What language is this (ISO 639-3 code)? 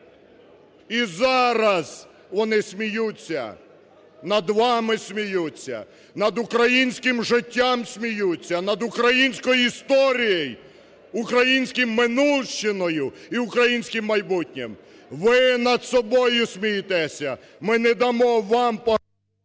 ukr